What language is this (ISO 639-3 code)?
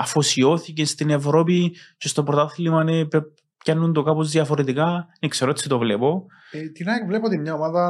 ell